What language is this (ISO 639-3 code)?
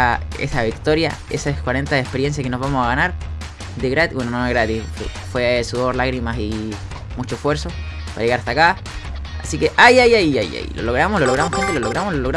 spa